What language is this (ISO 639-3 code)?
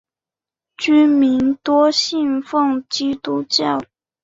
zho